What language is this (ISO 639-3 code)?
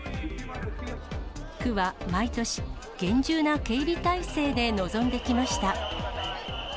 jpn